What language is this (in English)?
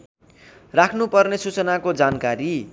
Nepali